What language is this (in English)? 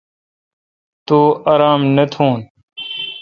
Kalkoti